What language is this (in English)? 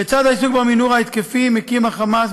Hebrew